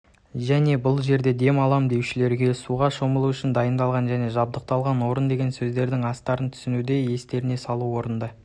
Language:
Kazakh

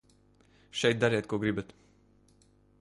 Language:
Latvian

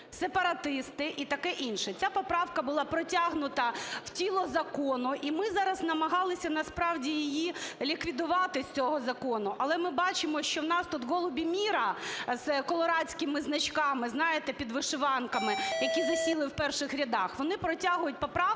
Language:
Ukrainian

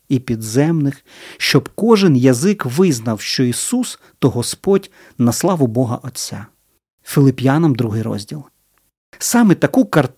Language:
Ukrainian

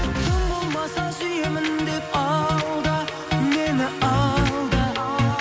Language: Kazakh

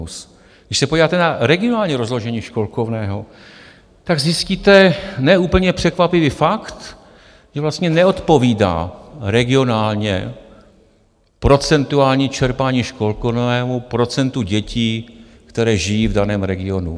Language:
Czech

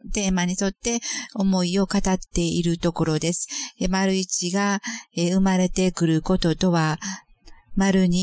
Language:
Japanese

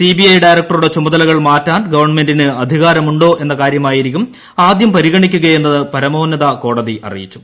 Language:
Malayalam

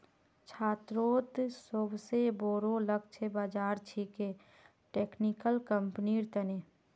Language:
Magahi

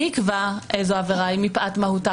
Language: Hebrew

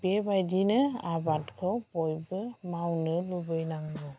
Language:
Bodo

